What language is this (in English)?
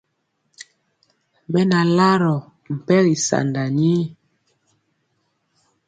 Mpiemo